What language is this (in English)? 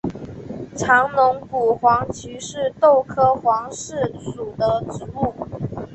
Chinese